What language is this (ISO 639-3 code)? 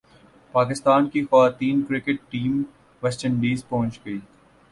urd